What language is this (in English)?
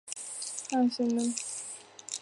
Chinese